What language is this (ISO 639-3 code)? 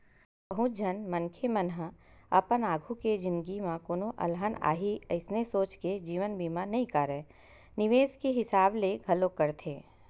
hne